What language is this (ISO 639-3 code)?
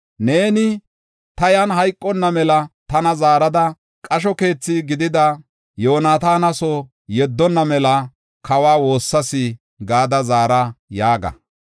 gof